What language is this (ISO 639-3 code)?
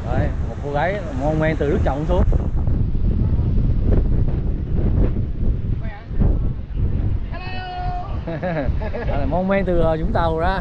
vie